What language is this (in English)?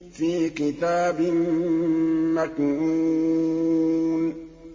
Arabic